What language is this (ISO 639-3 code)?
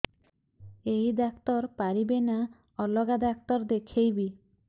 ori